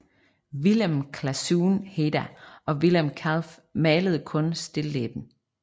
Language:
Danish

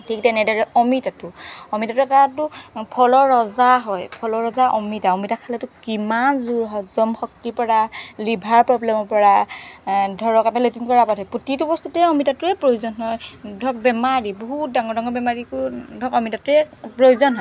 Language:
Assamese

